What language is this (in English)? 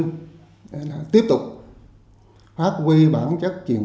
Vietnamese